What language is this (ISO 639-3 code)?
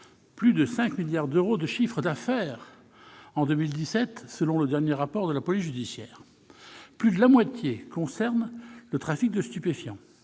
fra